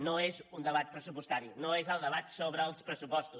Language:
Catalan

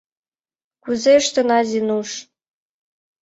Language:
Mari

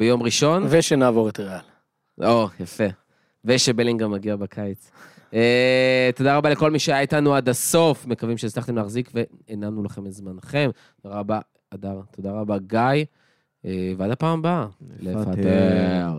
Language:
Hebrew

